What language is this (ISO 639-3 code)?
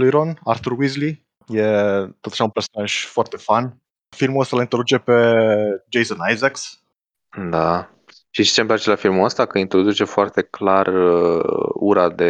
ron